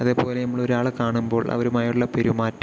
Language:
Malayalam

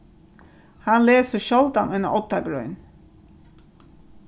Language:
Faroese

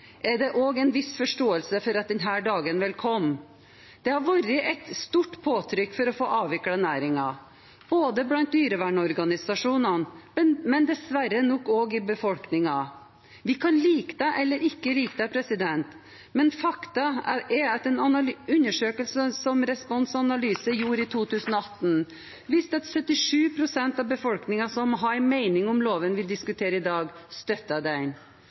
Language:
Norwegian Bokmål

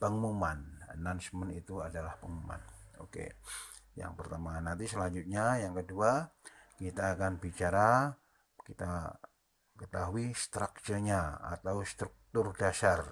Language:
Indonesian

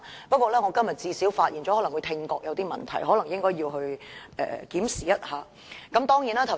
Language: Cantonese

